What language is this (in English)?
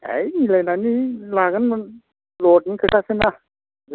Bodo